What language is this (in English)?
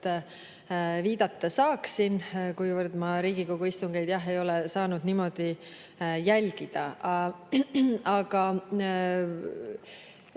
Estonian